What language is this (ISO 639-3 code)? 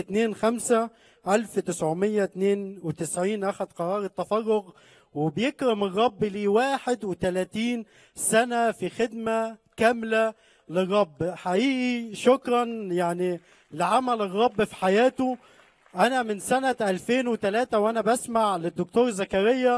ara